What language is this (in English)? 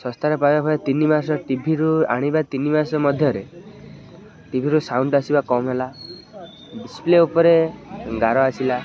Odia